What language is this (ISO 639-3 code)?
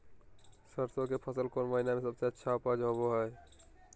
mag